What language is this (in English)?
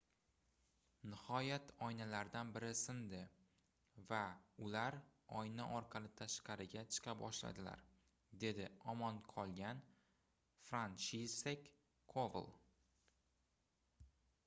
Uzbek